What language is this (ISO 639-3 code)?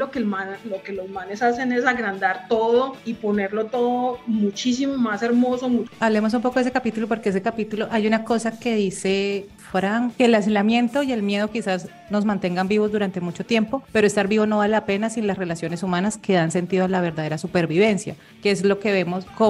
spa